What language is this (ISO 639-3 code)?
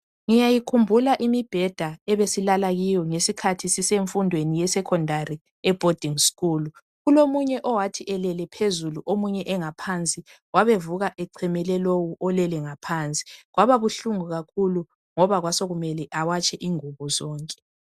nde